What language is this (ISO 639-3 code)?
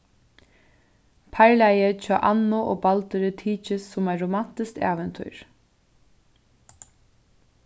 fao